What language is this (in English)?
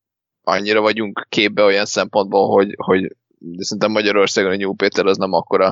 Hungarian